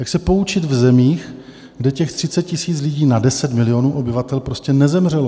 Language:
Czech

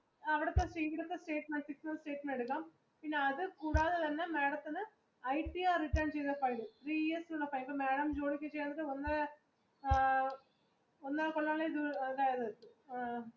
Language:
Malayalam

